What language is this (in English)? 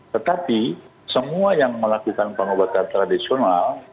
Indonesian